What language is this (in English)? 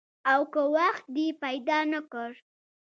Pashto